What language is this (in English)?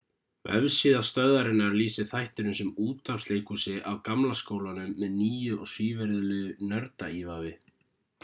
Icelandic